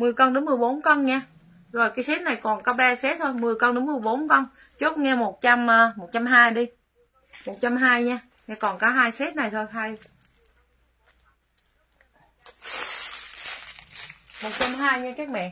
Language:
Vietnamese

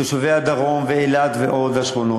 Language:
Hebrew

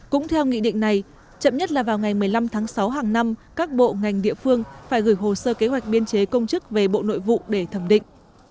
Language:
Vietnamese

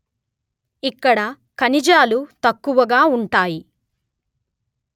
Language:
Telugu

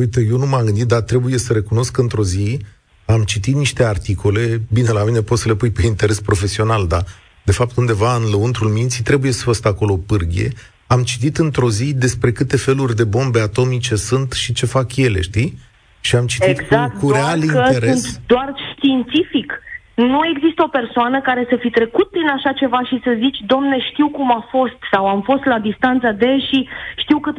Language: Romanian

